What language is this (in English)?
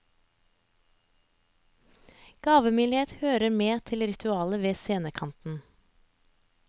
Norwegian